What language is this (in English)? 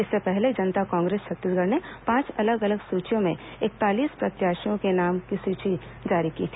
Hindi